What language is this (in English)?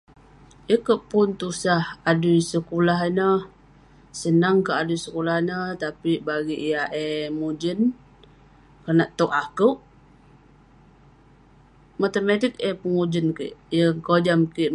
Western Penan